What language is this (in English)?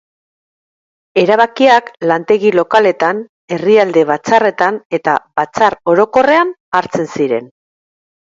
Basque